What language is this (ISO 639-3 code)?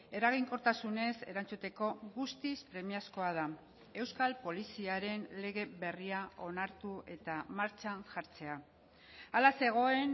eus